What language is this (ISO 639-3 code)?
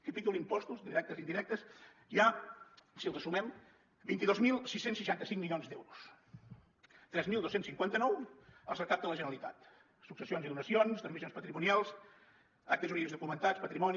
cat